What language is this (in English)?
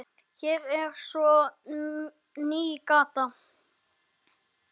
Icelandic